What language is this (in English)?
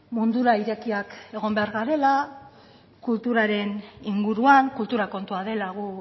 Basque